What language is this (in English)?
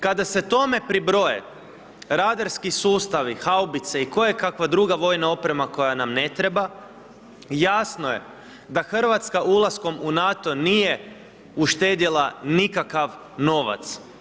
Croatian